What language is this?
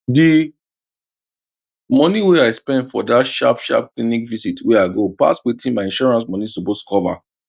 Nigerian Pidgin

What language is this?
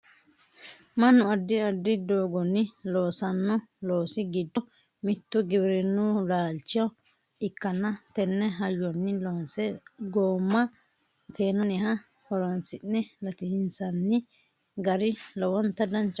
Sidamo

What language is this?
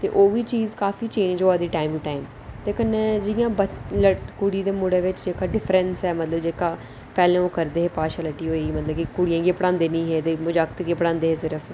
Dogri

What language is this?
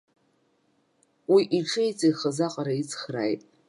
Abkhazian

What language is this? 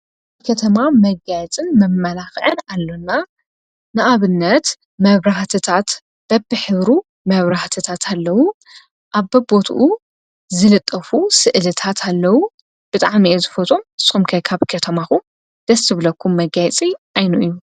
Tigrinya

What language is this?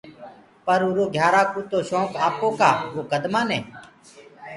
Gurgula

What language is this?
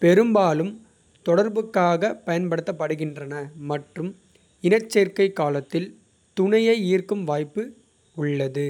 Kota (India)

